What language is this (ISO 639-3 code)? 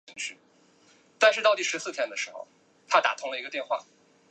zho